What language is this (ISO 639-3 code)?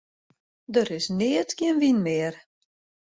fry